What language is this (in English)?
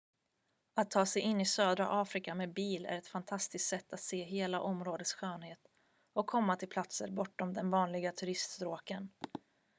Swedish